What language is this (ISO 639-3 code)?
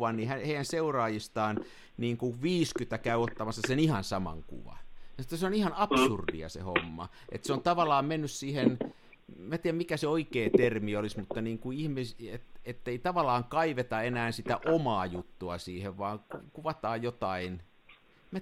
fin